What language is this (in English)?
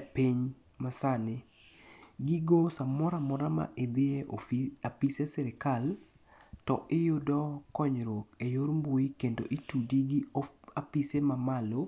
Luo (Kenya and Tanzania)